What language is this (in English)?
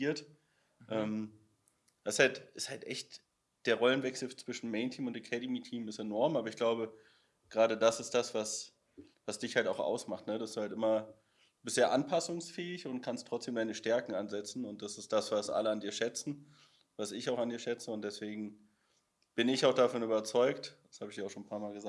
German